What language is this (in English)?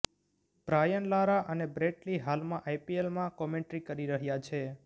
Gujarati